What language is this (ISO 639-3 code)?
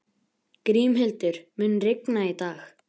isl